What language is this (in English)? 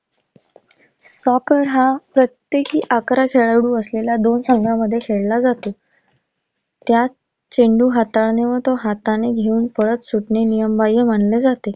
Marathi